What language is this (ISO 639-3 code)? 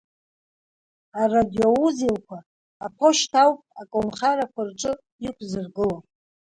abk